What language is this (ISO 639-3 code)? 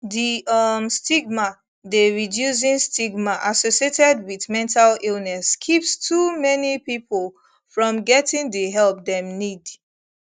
pcm